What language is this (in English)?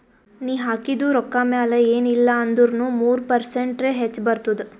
Kannada